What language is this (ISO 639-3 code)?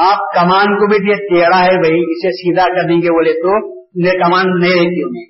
urd